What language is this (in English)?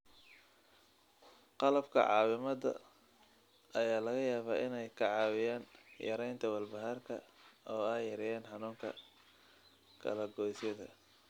Somali